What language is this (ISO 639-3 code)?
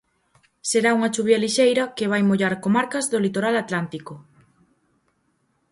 glg